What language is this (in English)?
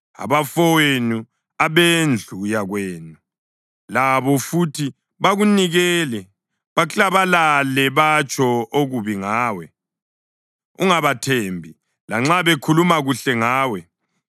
North Ndebele